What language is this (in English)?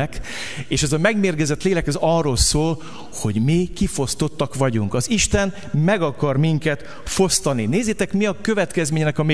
Hungarian